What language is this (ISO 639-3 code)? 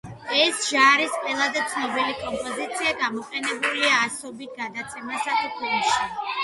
kat